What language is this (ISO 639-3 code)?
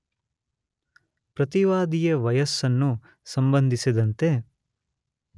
kan